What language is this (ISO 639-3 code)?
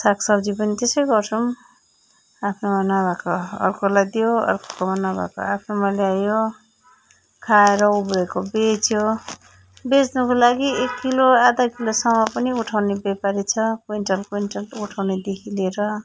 nep